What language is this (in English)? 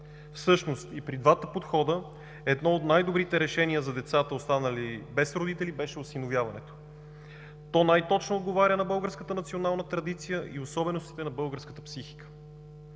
Bulgarian